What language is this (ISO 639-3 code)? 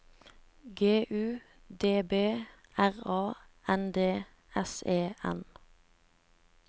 nor